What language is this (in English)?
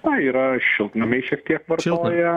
Lithuanian